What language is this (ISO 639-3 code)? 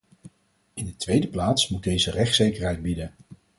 nld